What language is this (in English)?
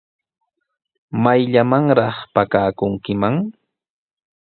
Sihuas Ancash Quechua